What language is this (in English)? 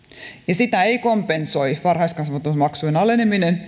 Finnish